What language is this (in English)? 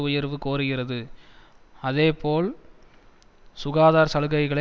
Tamil